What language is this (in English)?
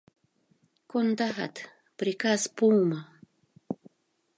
Mari